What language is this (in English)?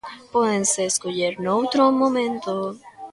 Galician